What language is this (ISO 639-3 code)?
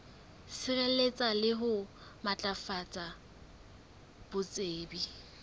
sot